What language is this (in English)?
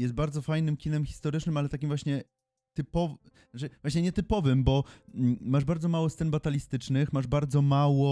Polish